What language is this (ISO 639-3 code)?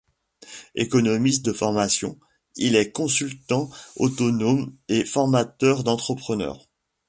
fra